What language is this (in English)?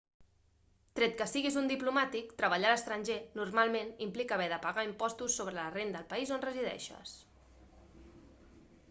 Catalan